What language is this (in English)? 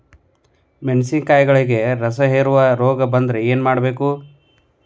Kannada